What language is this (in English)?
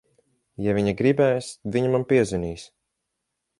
Latvian